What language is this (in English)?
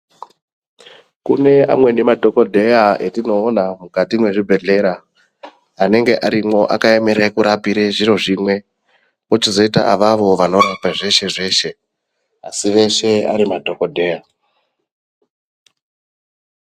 Ndau